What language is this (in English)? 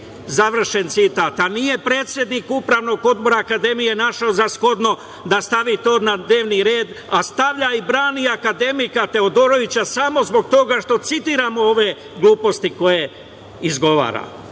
Serbian